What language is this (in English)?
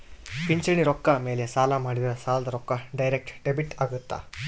Kannada